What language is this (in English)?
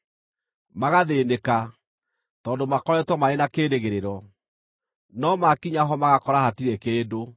Kikuyu